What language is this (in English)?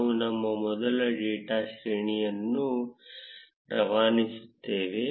Kannada